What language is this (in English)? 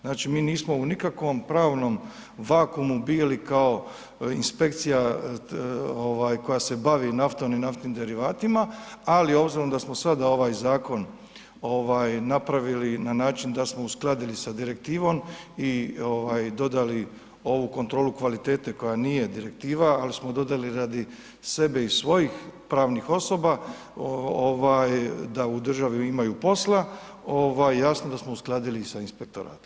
Croatian